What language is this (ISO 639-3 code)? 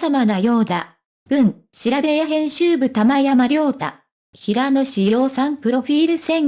jpn